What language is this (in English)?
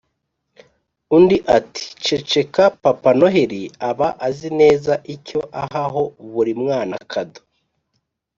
Kinyarwanda